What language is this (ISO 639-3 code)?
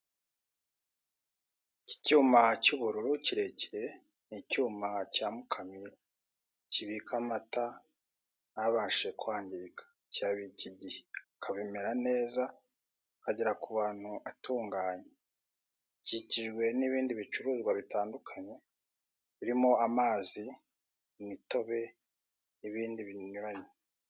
kin